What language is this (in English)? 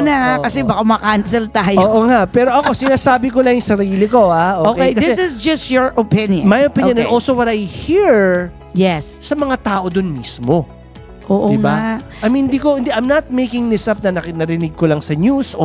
Filipino